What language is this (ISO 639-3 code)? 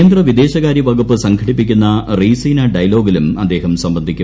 mal